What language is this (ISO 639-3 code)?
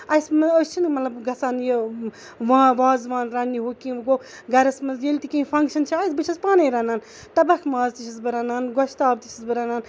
kas